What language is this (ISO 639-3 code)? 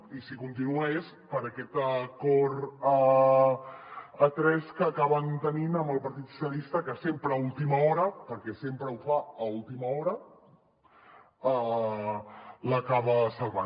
cat